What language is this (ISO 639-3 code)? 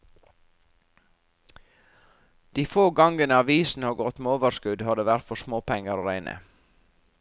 nor